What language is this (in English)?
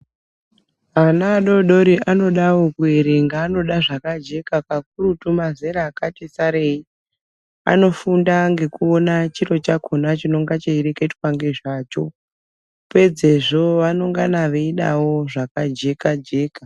Ndau